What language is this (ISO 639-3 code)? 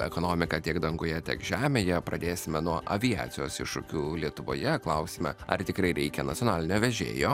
lit